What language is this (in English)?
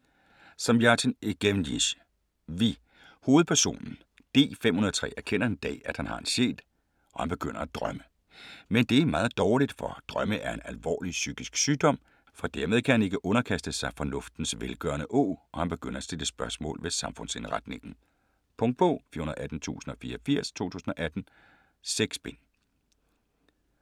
Danish